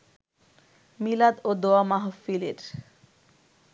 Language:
Bangla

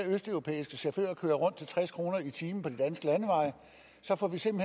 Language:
Danish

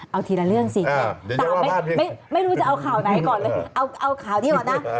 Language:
Thai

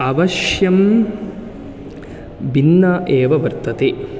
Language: Sanskrit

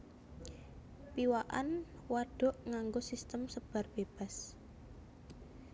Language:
Javanese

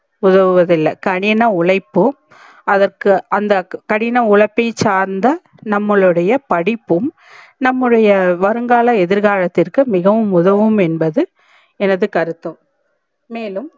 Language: Tamil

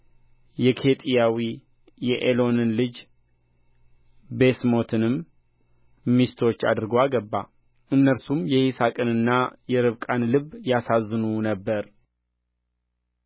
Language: Amharic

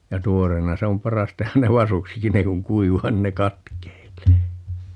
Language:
Finnish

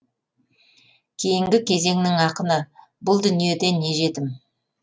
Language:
Kazakh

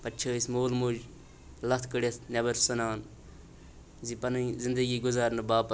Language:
Kashmiri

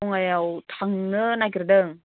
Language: Bodo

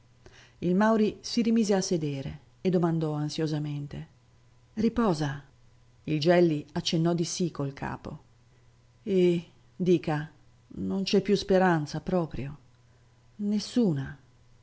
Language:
Italian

